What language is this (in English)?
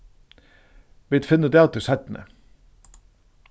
Faroese